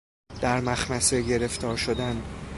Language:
Persian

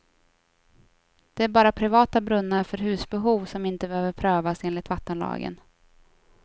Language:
Swedish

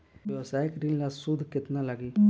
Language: Bhojpuri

